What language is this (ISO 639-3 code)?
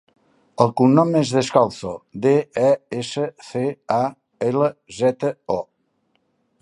cat